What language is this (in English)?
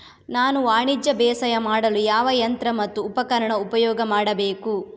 Kannada